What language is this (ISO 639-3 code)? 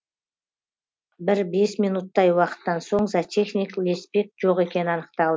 kaz